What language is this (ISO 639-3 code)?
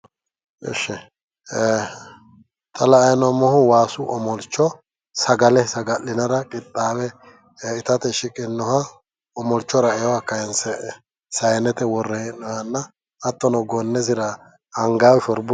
sid